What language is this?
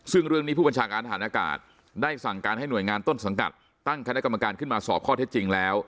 Thai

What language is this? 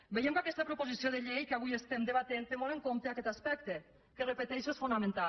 Catalan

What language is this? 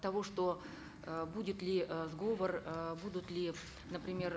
Kazakh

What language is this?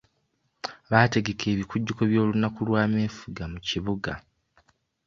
Ganda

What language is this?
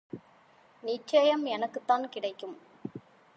Tamil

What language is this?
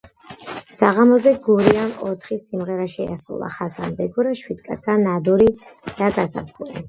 Georgian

